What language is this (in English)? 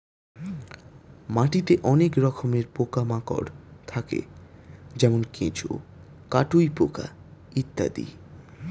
Bangla